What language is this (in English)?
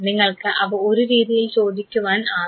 Malayalam